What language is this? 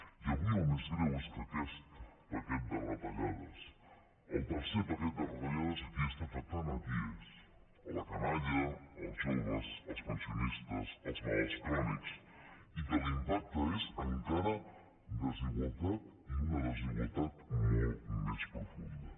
Catalan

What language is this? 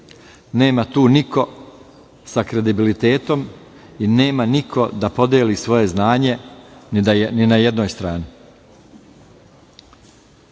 Serbian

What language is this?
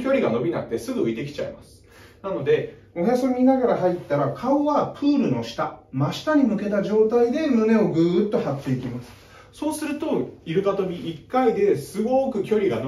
Japanese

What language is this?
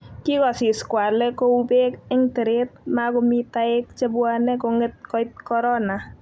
Kalenjin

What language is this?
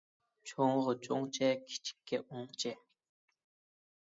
Uyghur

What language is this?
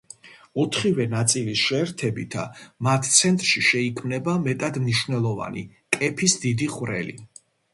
Georgian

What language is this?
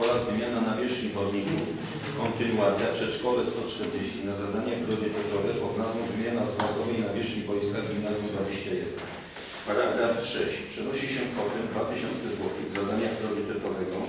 Polish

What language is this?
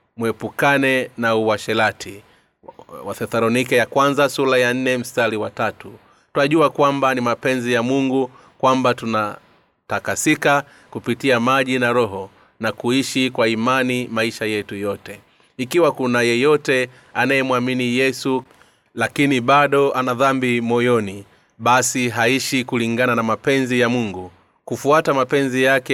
Swahili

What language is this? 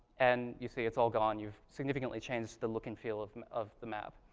English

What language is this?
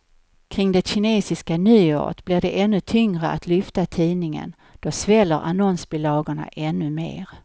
Swedish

